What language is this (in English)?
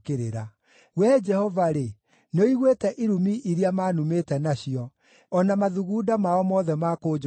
Kikuyu